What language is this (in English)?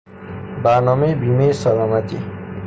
Persian